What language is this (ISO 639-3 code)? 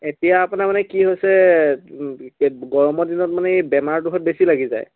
asm